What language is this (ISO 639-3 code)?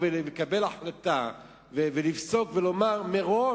heb